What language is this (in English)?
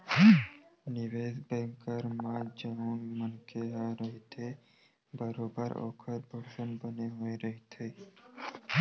Chhattisgarhi